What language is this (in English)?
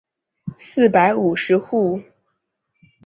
Chinese